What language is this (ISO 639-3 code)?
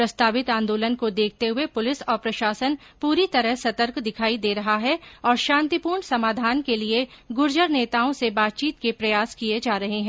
hin